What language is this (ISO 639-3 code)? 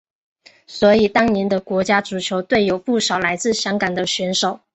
zho